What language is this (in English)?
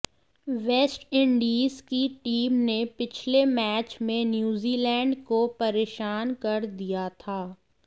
Hindi